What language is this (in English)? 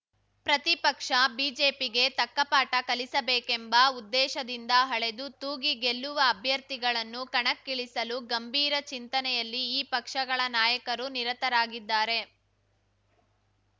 Kannada